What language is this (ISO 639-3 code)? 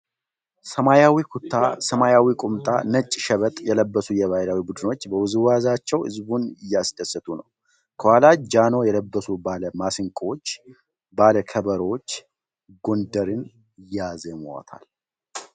amh